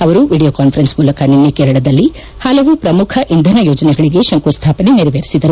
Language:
Kannada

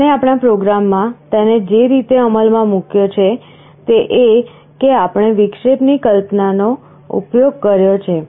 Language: Gujarati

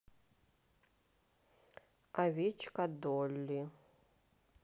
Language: Russian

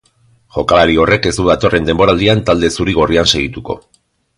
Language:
Basque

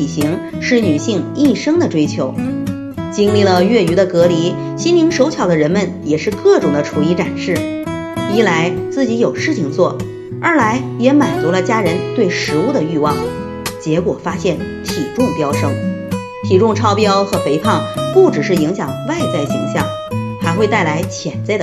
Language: Chinese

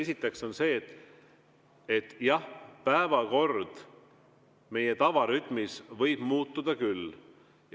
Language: Estonian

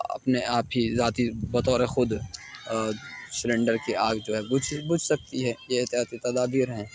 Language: Urdu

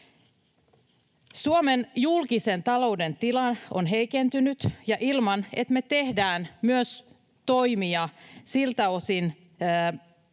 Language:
Finnish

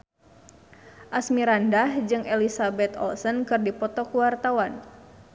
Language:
Sundanese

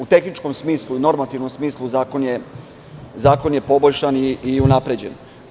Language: Serbian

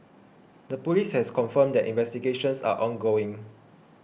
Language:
English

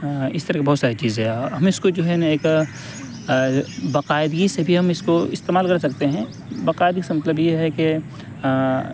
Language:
Urdu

